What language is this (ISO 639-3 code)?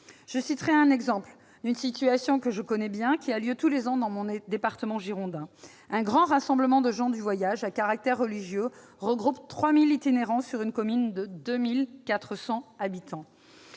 fra